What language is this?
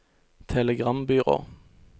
Norwegian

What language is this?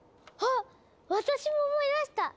Japanese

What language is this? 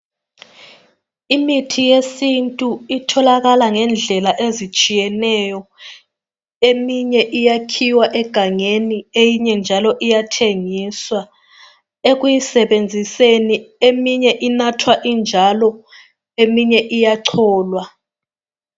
North Ndebele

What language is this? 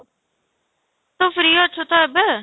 Odia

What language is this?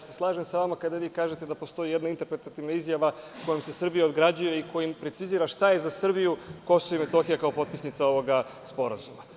Serbian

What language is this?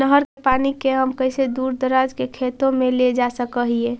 Magahi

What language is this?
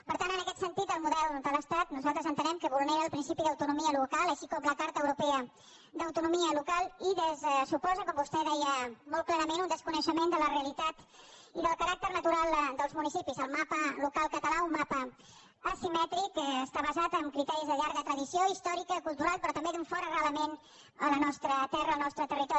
Catalan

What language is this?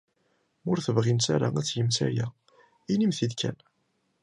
Kabyle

